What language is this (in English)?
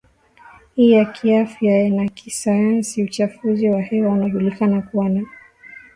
Swahili